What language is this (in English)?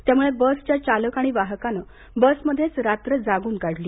Marathi